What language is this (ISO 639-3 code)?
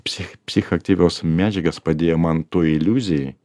lit